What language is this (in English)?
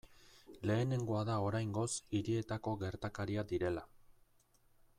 Basque